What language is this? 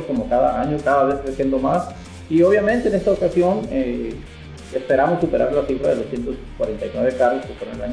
Spanish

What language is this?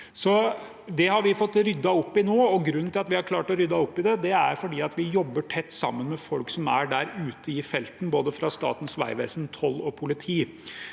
Norwegian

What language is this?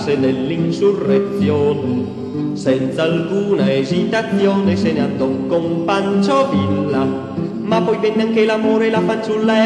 Italian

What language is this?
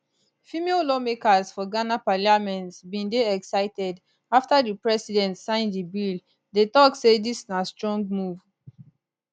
Nigerian Pidgin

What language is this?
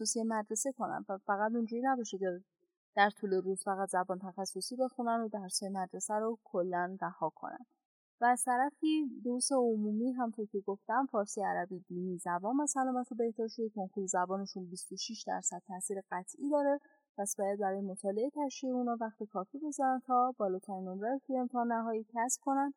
Persian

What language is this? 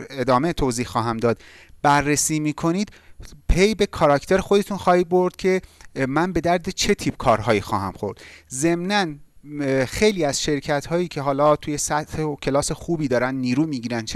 Persian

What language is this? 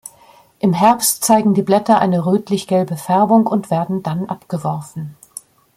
German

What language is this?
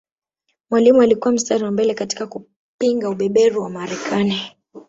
Swahili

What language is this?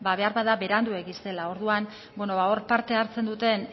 Basque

